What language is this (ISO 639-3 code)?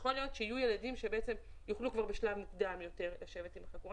heb